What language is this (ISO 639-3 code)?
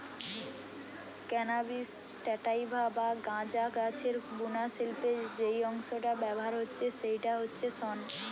ben